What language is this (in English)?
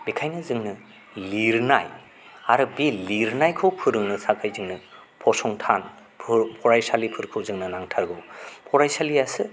Bodo